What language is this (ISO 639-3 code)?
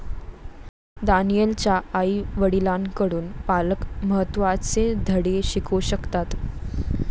mar